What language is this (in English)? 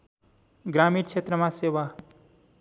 Nepali